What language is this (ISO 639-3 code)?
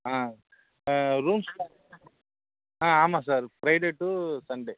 tam